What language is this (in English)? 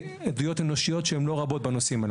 Hebrew